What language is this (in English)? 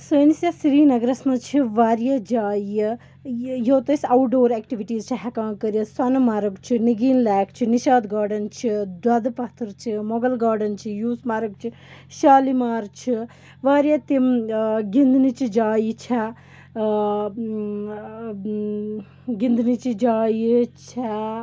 Kashmiri